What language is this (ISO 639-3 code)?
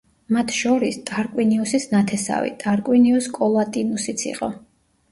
kat